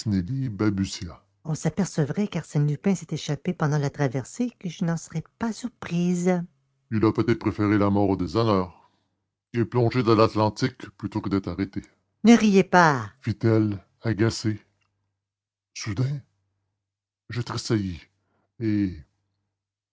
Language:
French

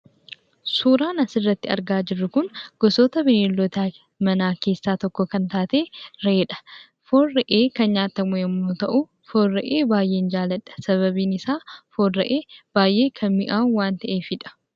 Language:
Oromo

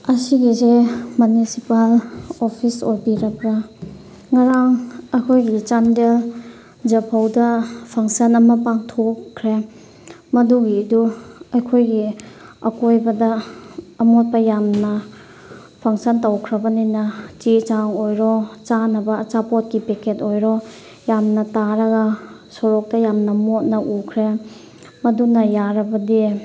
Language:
Manipuri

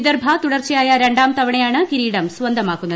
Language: Malayalam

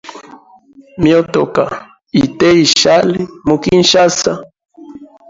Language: Hemba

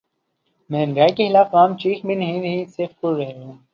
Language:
Urdu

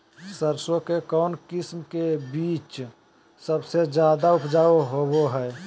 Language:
Magahi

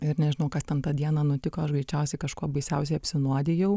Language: Lithuanian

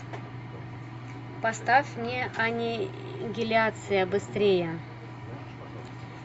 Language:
Russian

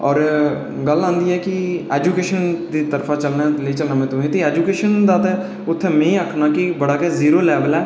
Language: Dogri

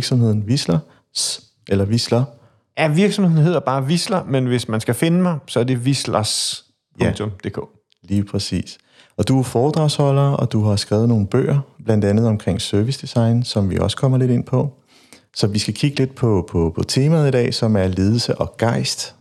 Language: Danish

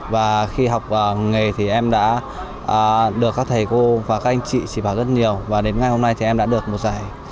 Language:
Vietnamese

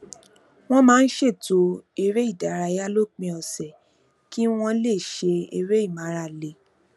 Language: Yoruba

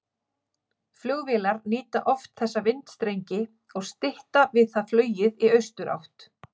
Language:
Icelandic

